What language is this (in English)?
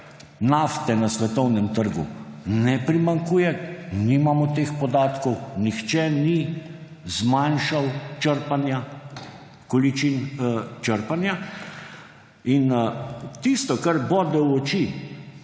Slovenian